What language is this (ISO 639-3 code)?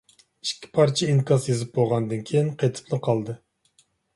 uig